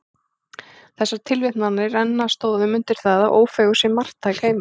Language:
Icelandic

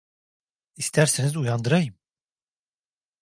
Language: Turkish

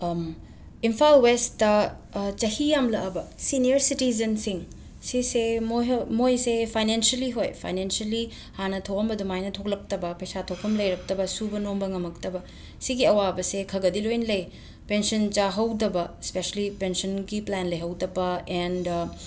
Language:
Manipuri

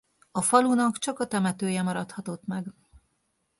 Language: Hungarian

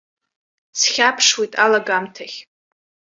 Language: Abkhazian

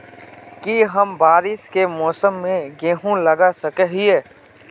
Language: Magahi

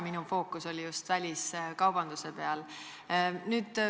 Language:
Estonian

